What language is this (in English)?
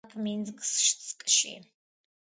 Georgian